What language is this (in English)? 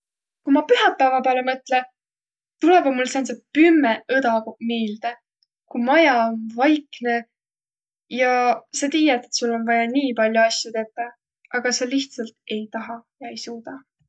Võro